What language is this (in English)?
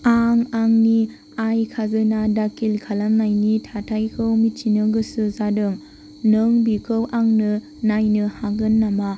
Bodo